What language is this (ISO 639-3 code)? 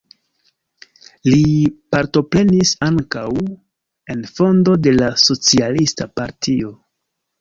epo